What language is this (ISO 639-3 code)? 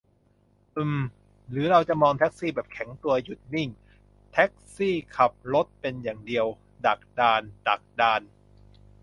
tha